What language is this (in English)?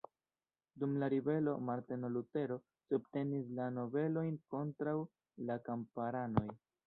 Esperanto